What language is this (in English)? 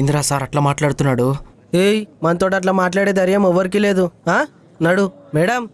Telugu